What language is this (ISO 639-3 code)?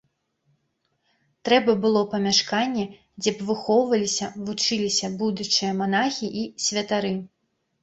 bel